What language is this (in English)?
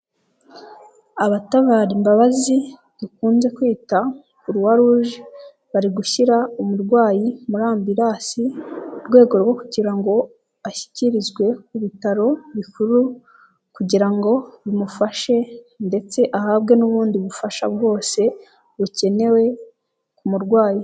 Kinyarwanda